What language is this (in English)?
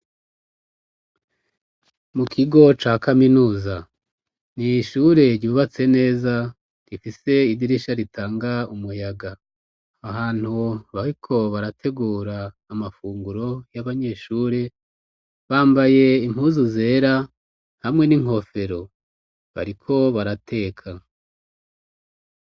Rundi